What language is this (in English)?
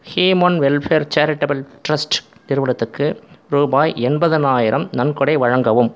Tamil